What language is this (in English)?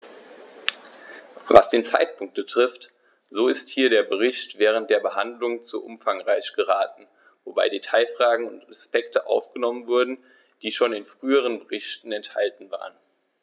German